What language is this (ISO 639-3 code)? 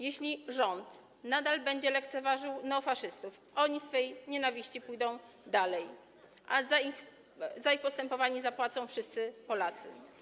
pol